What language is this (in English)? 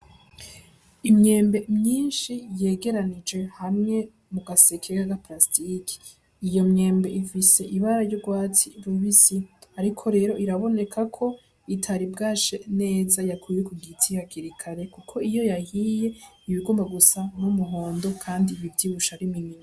Rundi